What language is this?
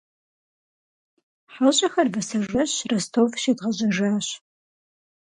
Kabardian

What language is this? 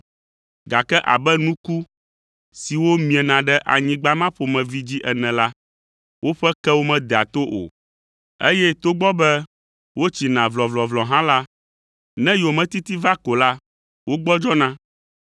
Ewe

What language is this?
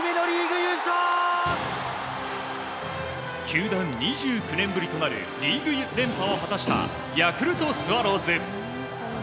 Japanese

